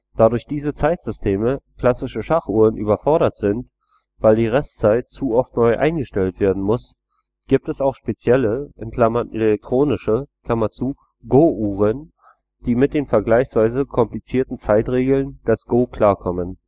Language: German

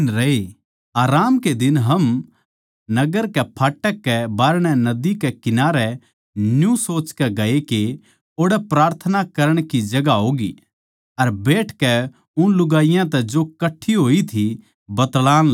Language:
Haryanvi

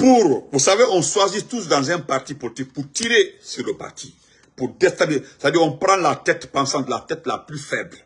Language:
French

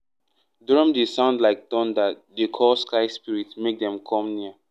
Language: Nigerian Pidgin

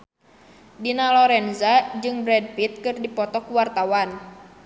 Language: Sundanese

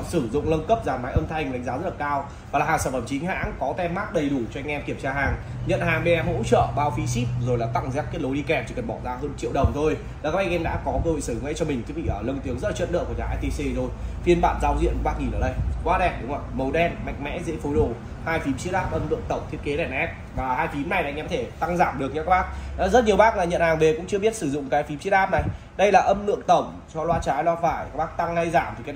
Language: Vietnamese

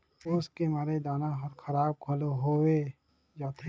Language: Chhattisgarhi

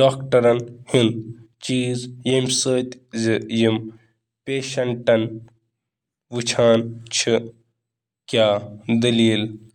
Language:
Kashmiri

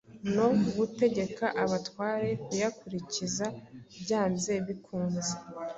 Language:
Kinyarwanda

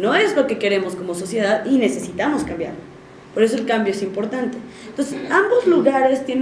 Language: Spanish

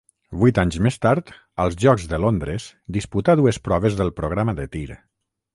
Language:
Catalan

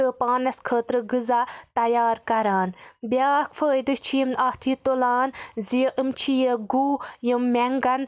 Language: Kashmiri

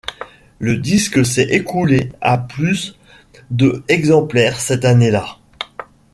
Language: French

